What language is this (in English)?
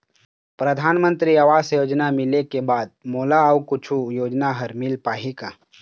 Chhattisgarhi